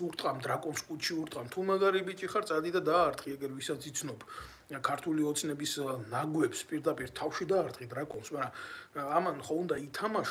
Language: Romanian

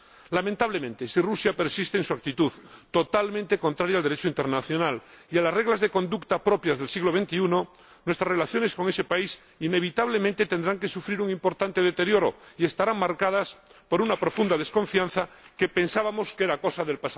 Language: Spanish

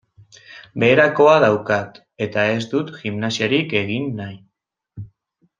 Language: Basque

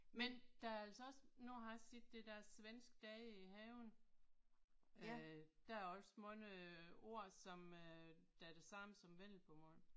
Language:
Danish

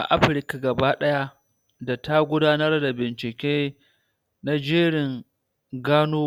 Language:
Hausa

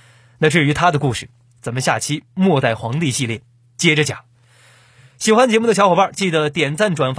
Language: Chinese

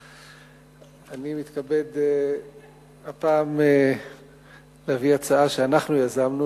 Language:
Hebrew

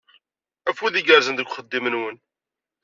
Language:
Kabyle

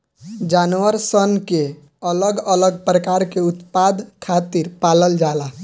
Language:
Bhojpuri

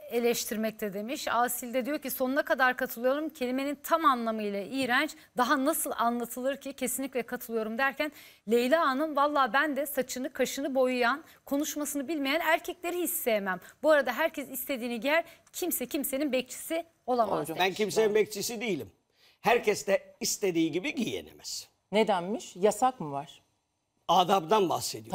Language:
Turkish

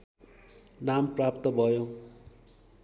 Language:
Nepali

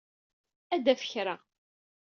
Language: Kabyle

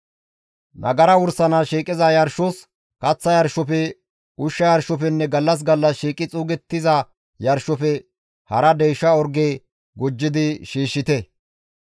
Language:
Gamo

